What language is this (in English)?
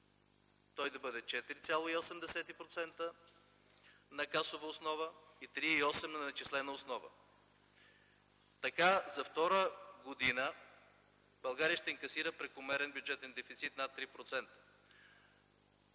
Bulgarian